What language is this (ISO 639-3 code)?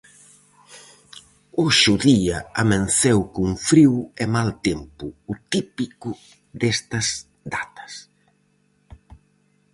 glg